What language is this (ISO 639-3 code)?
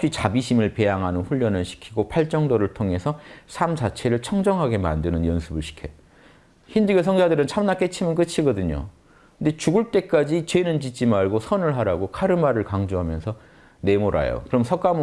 kor